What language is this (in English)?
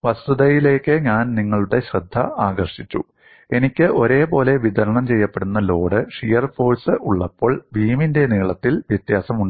Malayalam